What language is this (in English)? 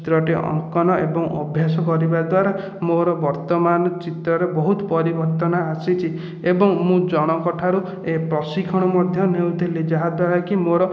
Odia